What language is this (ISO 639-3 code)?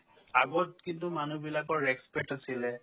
asm